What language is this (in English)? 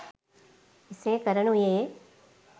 Sinhala